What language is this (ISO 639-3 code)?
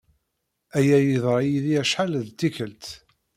kab